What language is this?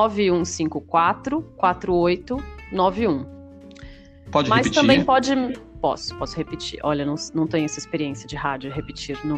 Portuguese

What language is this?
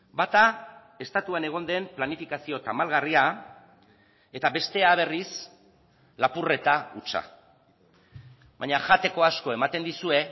Basque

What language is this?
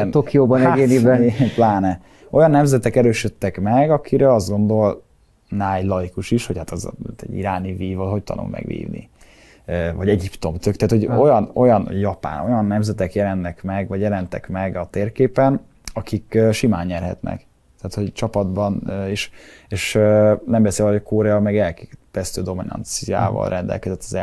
Hungarian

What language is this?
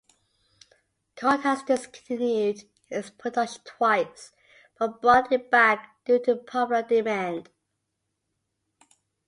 English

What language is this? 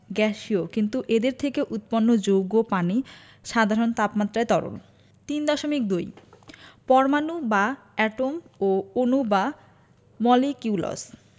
Bangla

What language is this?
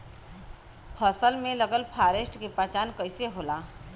Bhojpuri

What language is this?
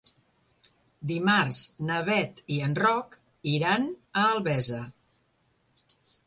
Catalan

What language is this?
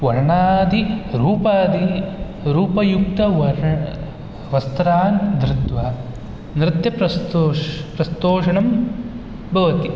Sanskrit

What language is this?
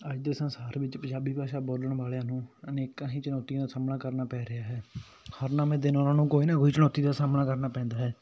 Punjabi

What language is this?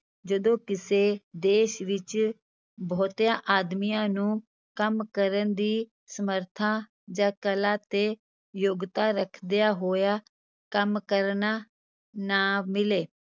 Punjabi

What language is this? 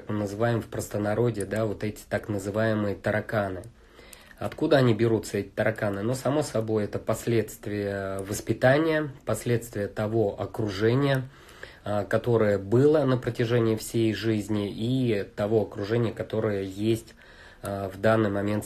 Russian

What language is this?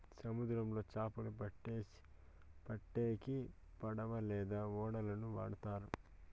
Telugu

